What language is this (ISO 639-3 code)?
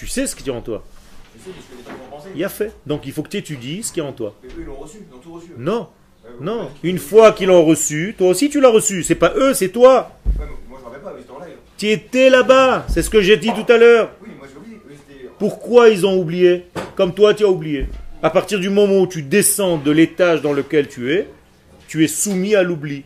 fra